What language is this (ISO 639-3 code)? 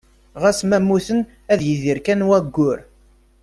kab